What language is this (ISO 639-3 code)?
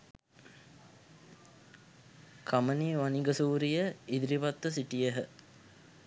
sin